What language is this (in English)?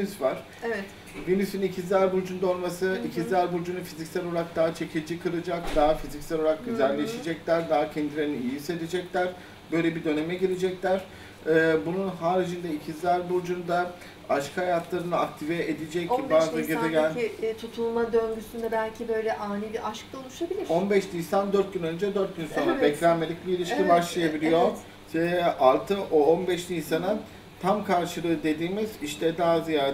Turkish